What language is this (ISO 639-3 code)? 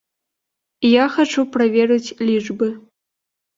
bel